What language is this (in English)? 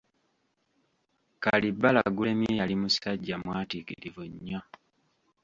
Ganda